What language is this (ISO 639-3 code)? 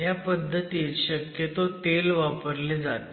mar